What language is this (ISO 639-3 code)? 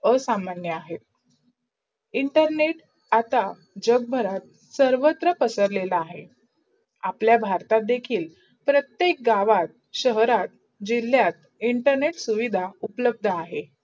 mar